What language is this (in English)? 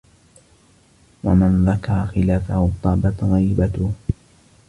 Arabic